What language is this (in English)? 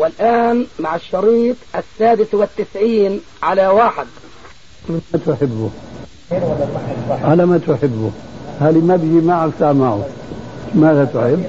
Arabic